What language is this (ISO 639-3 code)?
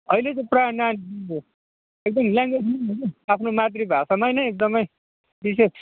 nep